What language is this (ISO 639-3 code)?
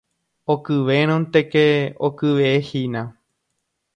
grn